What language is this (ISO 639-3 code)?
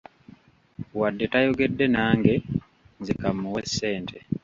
lug